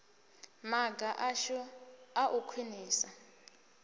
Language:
Venda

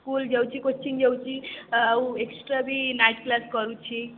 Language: Odia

